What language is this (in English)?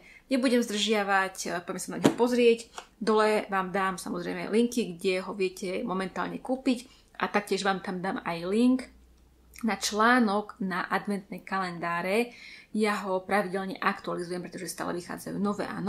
Slovak